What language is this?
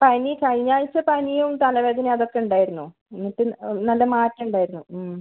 Malayalam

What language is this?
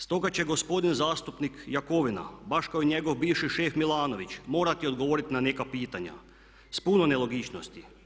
Croatian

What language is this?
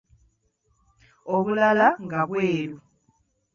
Ganda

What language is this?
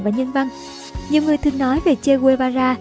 Vietnamese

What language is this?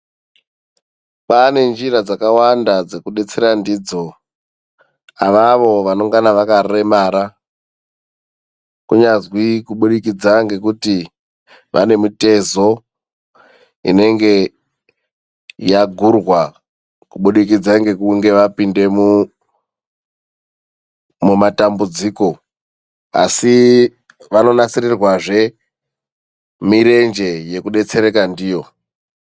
Ndau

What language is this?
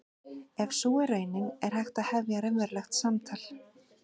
Icelandic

